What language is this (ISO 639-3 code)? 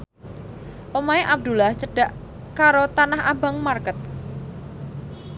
jav